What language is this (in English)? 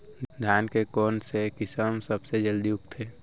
Chhattisgarhi